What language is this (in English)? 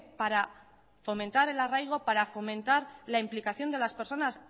Spanish